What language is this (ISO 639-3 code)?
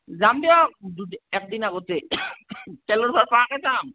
asm